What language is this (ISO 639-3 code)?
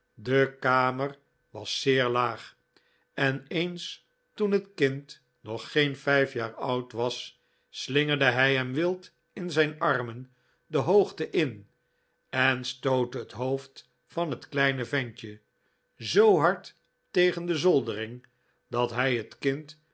nld